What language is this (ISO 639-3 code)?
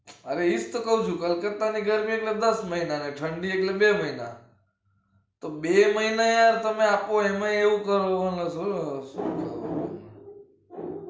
guj